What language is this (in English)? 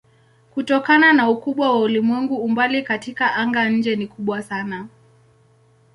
Swahili